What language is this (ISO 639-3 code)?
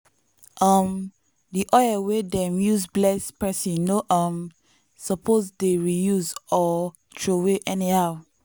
pcm